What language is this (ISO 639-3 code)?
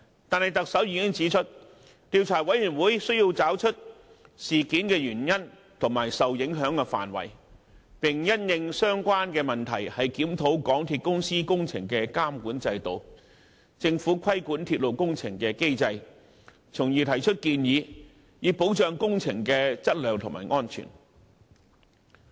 yue